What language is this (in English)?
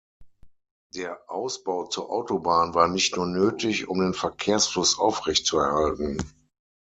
German